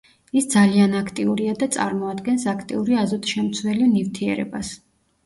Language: Georgian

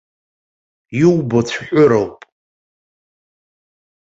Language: Abkhazian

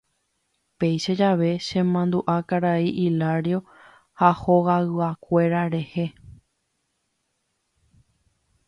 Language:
Guarani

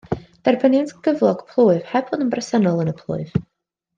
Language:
Welsh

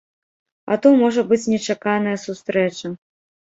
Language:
Belarusian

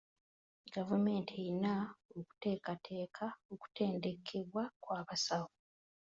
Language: Ganda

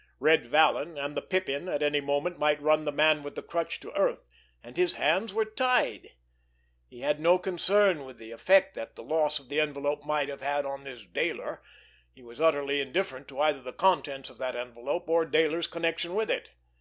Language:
English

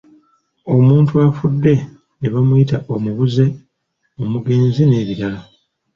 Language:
Ganda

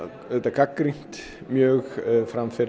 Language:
Icelandic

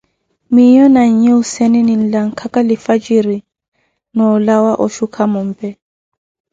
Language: Koti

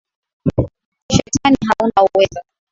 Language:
Swahili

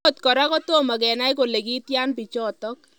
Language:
Kalenjin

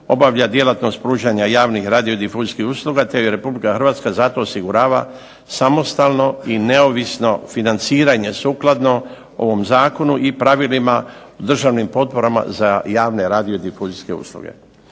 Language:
Croatian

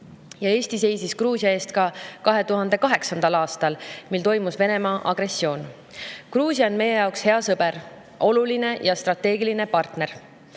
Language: Estonian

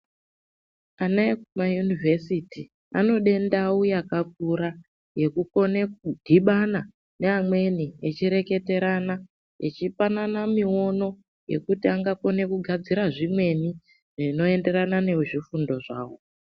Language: Ndau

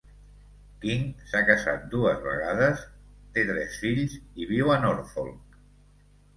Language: Catalan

